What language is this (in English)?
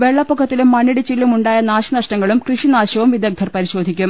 Malayalam